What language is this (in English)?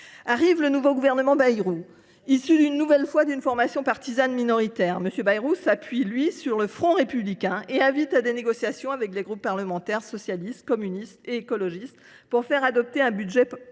French